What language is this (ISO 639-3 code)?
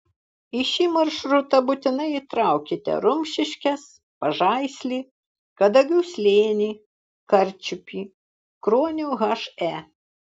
lit